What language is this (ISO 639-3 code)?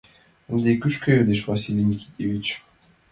chm